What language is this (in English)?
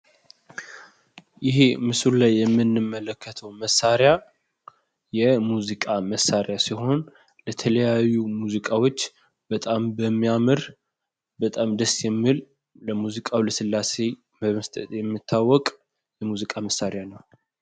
Amharic